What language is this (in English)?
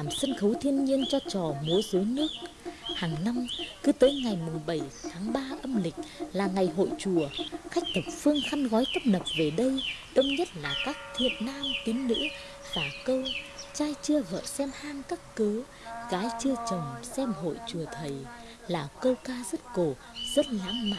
Vietnamese